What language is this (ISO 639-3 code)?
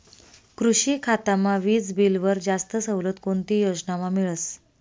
mar